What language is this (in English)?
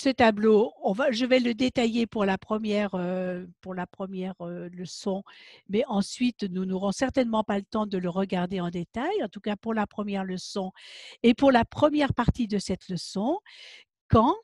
French